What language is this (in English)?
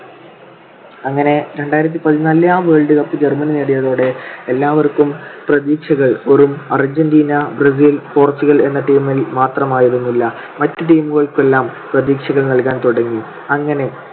Malayalam